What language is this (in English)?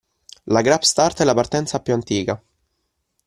Italian